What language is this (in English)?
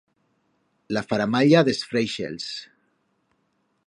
Aragonese